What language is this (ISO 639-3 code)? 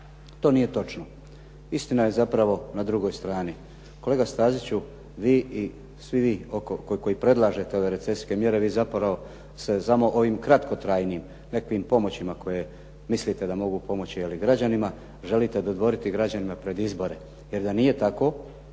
hrv